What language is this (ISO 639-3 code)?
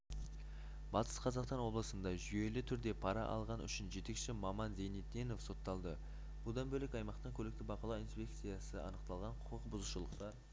kaz